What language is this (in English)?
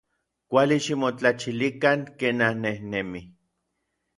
Orizaba Nahuatl